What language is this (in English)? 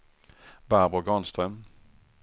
Swedish